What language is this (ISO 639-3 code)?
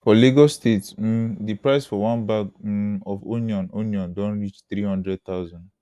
pcm